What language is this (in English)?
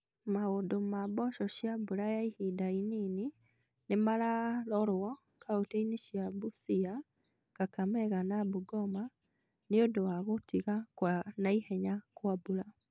Kikuyu